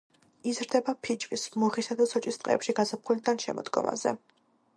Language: Georgian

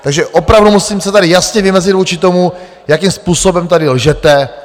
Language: Czech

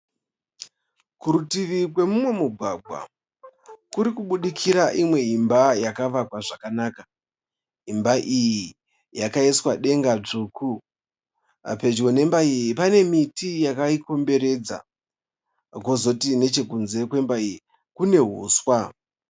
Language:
Shona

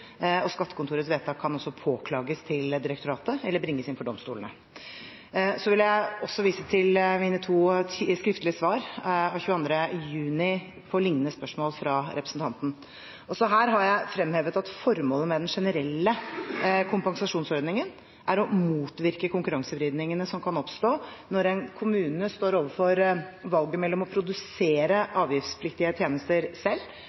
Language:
Norwegian Bokmål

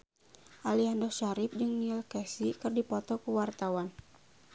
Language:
Sundanese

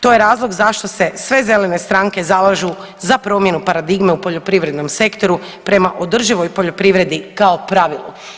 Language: Croatian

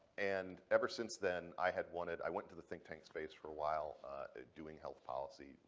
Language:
English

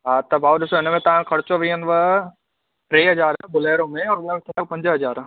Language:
Sindhi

